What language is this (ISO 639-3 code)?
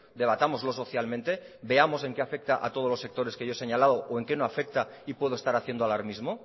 spa